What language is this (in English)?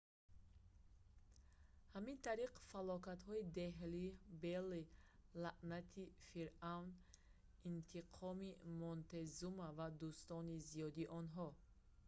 Tajik